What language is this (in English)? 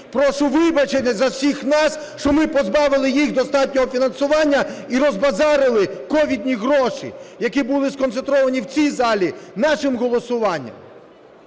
Ukrainian